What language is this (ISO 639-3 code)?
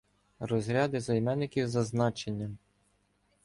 ukr